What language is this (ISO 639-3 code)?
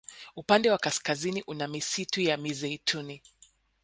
swa